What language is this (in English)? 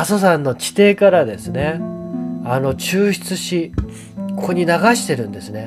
Japanese